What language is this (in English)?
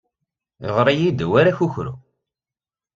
Kabyle